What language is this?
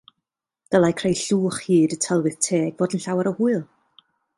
Welsh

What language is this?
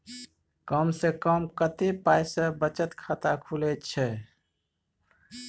Maithili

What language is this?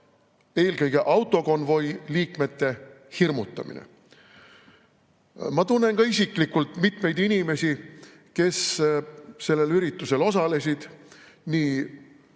Estonian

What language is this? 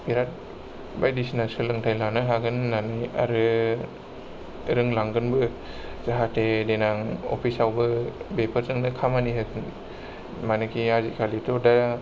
Bodo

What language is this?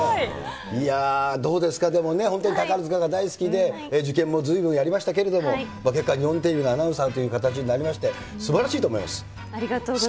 Japanese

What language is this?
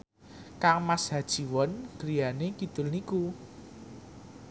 Javanese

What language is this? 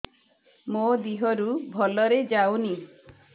Odia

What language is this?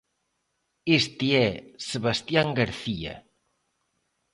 Galician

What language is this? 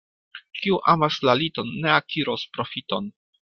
Esperanto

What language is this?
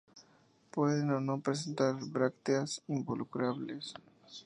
Spanish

